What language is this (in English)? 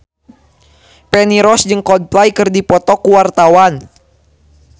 Sundanese